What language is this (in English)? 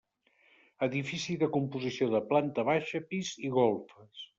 Catalan